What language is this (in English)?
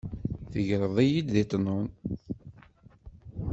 Kabyle